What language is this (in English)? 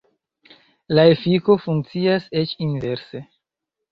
Esperanto